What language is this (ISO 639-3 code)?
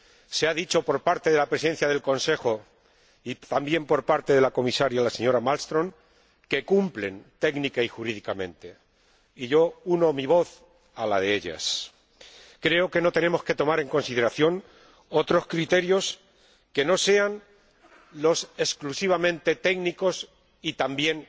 spa